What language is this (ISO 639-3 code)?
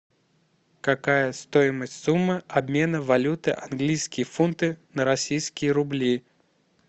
rus